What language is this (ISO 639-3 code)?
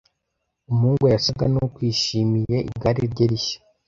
kin